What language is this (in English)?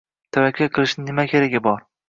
Uzbek